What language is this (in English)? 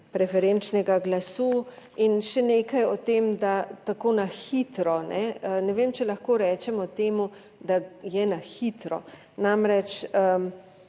Slovenian